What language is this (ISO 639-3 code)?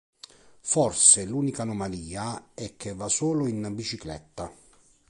ita